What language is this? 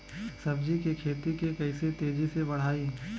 Bhojpuri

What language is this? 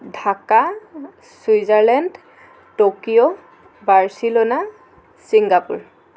Assamese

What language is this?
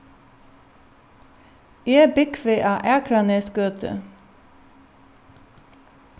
Faroese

